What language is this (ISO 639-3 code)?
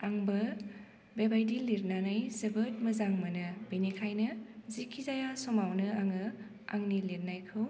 brx